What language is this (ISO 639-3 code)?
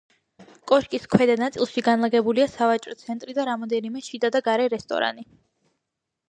kat